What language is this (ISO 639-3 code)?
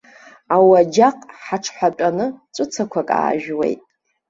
abk